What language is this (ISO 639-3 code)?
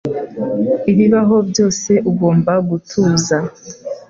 kin